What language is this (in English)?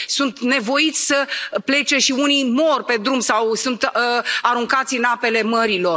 Romanian